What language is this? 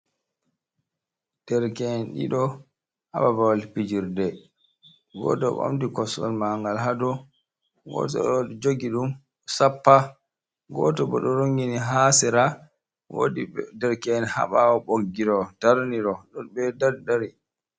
Fula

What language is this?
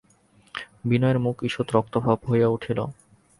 Bangla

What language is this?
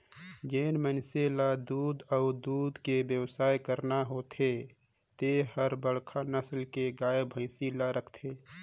Chhattisgarhi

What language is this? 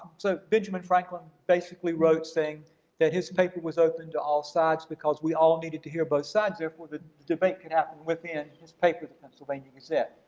English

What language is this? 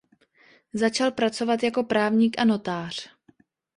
Czech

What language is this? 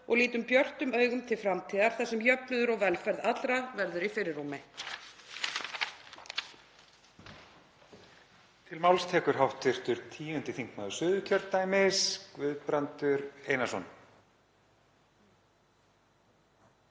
Icelandic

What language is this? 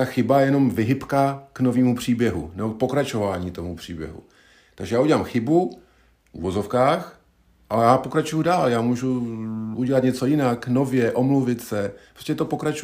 Czech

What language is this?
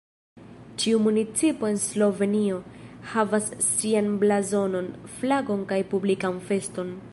Esperanto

